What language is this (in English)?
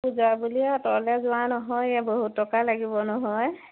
Assamese